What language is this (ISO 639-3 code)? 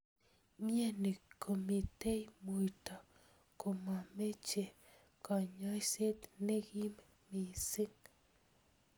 kln